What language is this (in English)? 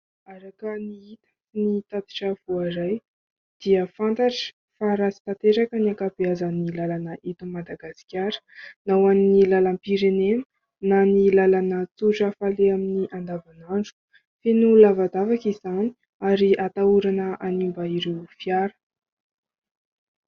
Malagasy